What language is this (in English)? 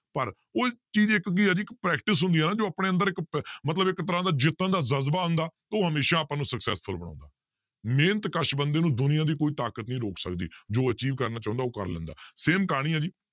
Punjabi